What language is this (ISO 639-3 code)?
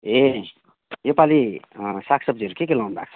nep